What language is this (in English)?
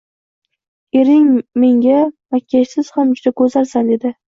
Uzbek